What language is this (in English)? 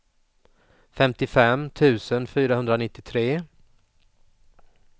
Swedish